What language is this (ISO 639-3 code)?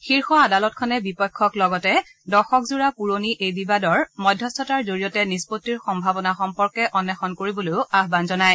asm